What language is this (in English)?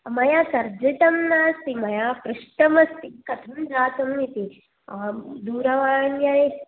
Sanskrit